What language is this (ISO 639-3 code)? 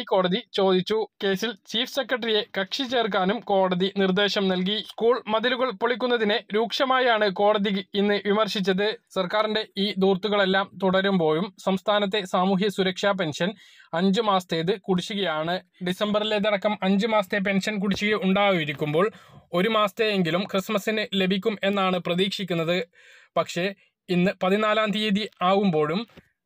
mal